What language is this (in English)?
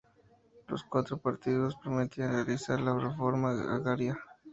Spanish